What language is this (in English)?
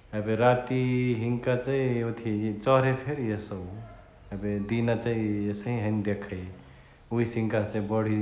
Chitwania Tharu